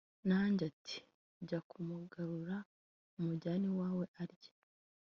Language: Kinyarwanda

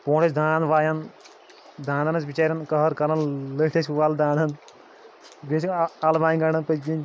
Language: Kashmiri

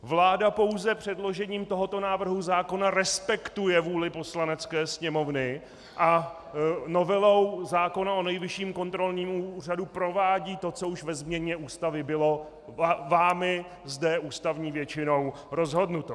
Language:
Czech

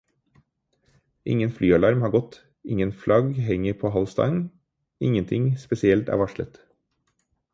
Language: Norwegian Bokmål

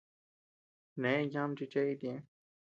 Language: Tepeuxila Cuicatec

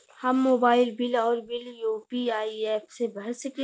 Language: Bhojpuri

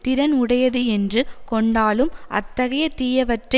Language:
Tamil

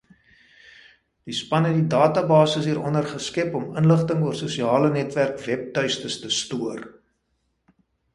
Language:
Afrikaans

